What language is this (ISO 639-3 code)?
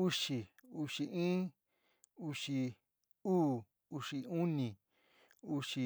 mig